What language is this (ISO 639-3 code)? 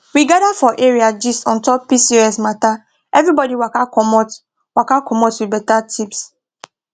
pcm